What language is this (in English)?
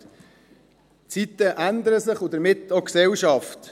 Swiss German